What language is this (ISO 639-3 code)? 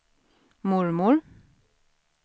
swe